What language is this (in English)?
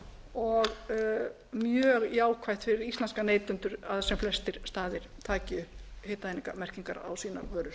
Icelandic